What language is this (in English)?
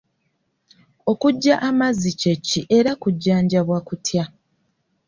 Ganda